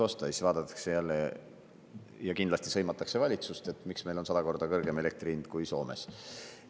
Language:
Estonian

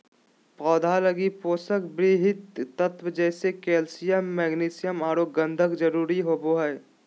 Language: Magahi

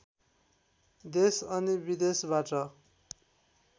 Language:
Nepali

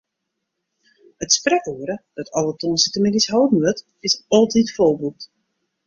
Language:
Western Frisian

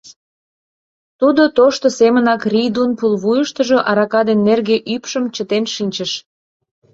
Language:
Mari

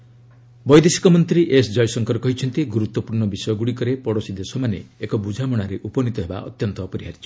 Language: Odia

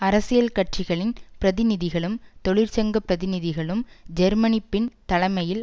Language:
Tamil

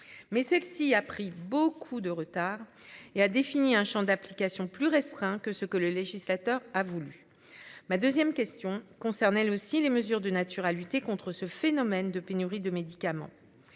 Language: French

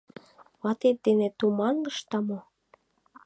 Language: Mari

